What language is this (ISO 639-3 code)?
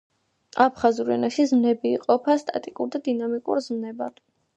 kat